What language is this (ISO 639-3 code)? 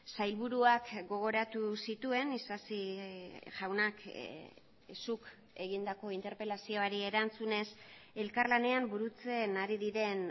eus